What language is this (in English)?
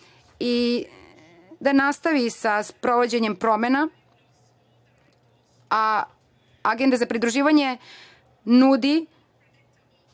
Serbian